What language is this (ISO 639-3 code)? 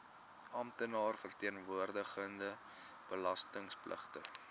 afr